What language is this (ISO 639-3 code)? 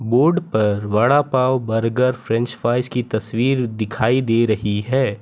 hin